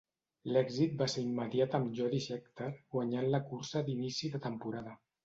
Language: Catalan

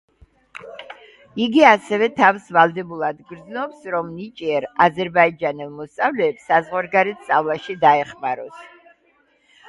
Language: Georgian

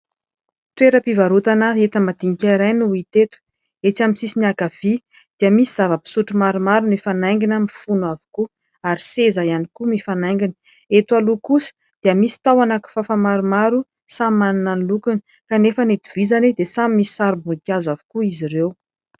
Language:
Malagasy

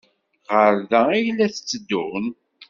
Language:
Kabyle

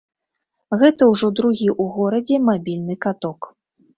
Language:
Belarusian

